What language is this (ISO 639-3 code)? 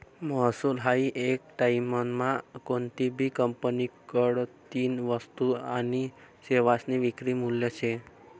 mar